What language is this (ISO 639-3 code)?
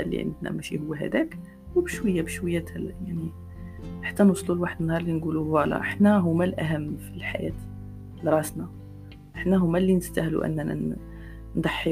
ara